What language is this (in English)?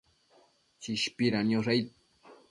Matsés